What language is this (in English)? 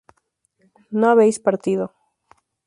Spanish